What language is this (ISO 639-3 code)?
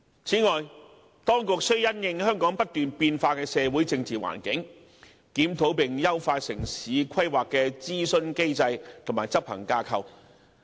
yue